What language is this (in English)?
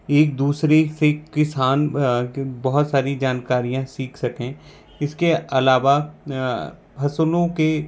Hindi